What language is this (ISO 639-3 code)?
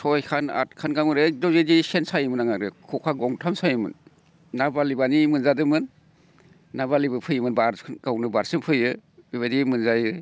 brx